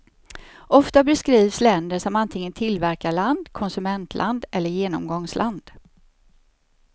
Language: Swedish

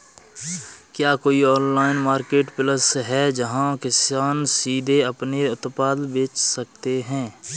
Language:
Hindi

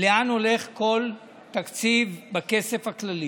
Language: Hebrew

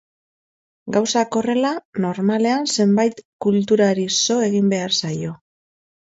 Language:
Basque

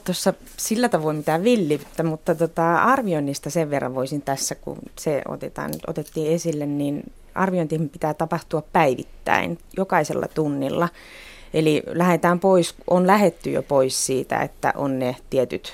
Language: Finnish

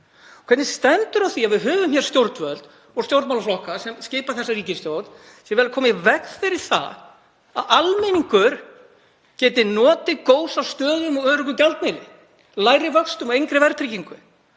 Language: Icelandic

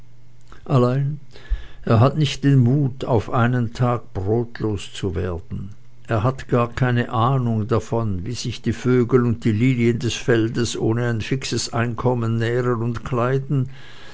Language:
German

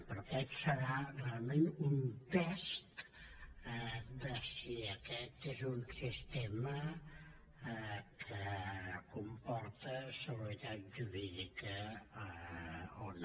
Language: Catalan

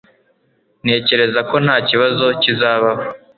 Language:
Kinyarwanda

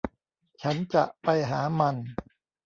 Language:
Thai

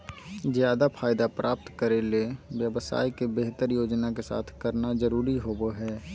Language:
Magahi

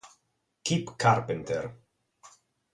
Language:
Italian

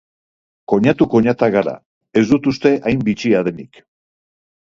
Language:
Basque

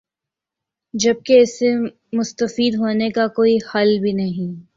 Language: Urdu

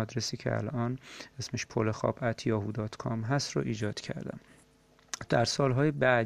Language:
Persian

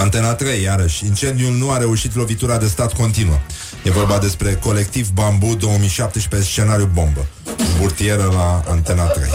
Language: Romanian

